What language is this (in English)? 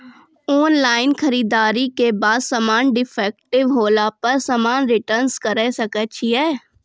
Maithili